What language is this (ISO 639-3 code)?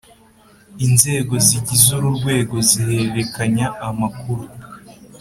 kin